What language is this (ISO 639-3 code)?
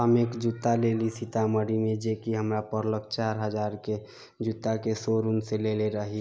mai